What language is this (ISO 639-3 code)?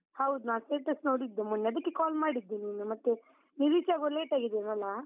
kan